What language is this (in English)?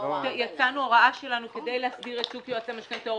Hebrew